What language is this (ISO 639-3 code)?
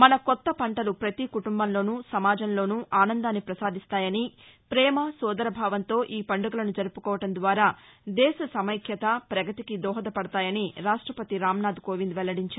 tel